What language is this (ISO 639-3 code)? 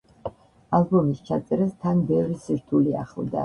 kat